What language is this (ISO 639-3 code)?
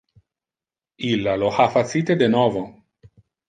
ina